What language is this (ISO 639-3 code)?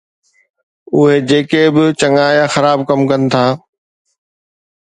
snd